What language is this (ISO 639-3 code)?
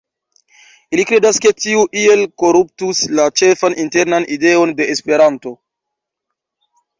epo